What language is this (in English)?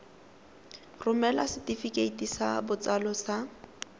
Tswana